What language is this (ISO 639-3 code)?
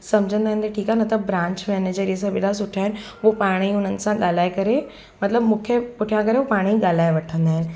snd